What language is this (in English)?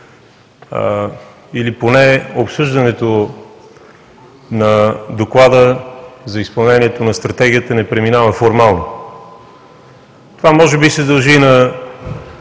Bulgarian